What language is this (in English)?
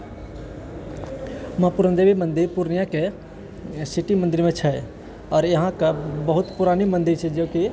Maithili